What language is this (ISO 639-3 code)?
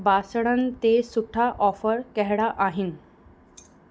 snd